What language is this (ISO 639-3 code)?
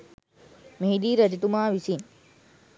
sin